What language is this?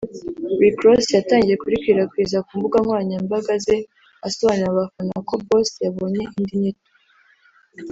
Kinyarwanda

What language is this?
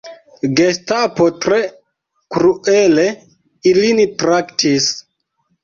Esperanto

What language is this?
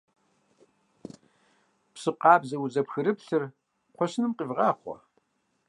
Kabardian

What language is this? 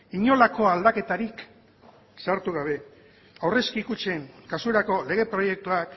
Basque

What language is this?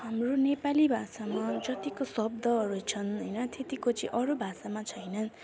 Nepali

